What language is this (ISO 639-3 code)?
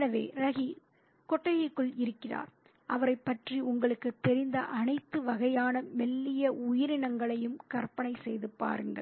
tam